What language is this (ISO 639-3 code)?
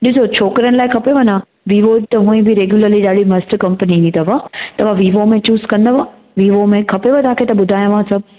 snd